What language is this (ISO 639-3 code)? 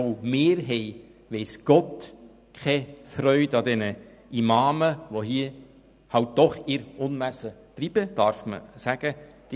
gsw